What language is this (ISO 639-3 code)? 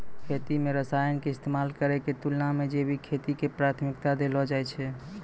mai